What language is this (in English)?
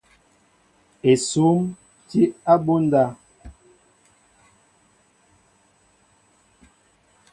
Mbo (Cameroon)